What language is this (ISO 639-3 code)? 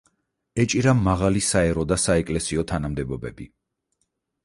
kat